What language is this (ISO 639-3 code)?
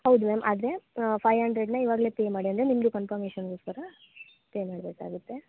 kan